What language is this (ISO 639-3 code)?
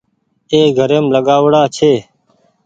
gig